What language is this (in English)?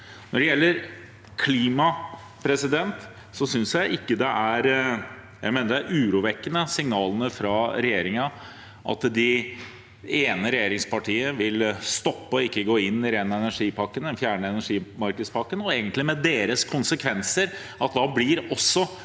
Norwegian